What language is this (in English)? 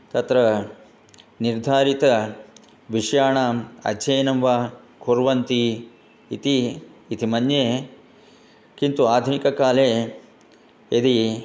Sanskrit